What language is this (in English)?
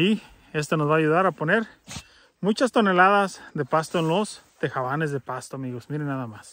Spanish